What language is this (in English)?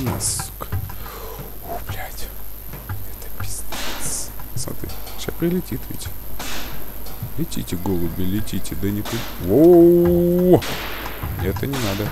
Russian